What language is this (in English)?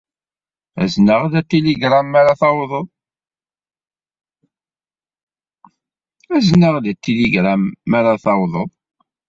Kabyle